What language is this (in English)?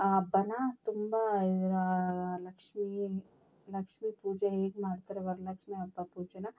Kannada